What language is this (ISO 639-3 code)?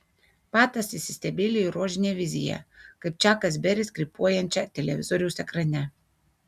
lit